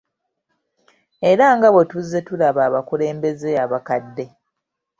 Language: Ganda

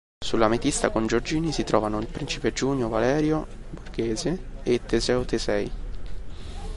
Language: Italian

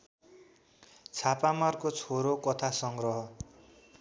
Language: Nepali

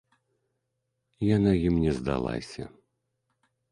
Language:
Belarusian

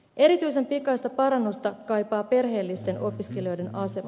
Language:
Finnish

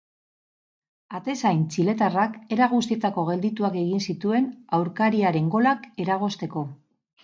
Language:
Basque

